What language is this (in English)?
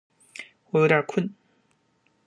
Chinese